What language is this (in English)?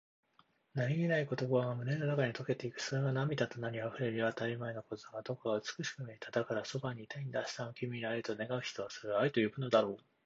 Japanese